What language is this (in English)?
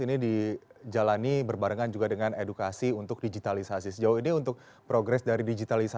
Indonesian